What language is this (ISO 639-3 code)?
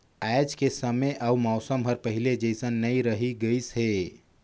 hne